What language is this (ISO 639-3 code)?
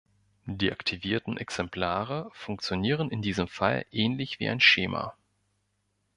deu